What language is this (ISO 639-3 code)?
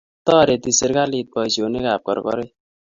kln